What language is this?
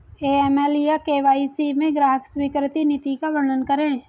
Hindi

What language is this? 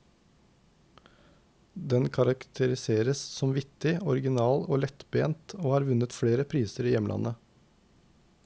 Norwegian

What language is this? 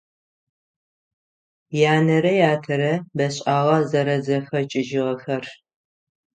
Adyghe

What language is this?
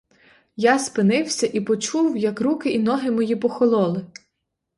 Ukrainian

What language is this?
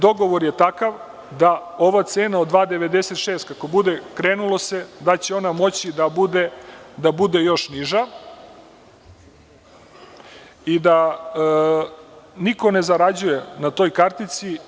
Serbian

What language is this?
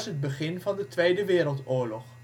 Dutch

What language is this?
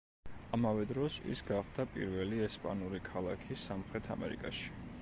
Georgian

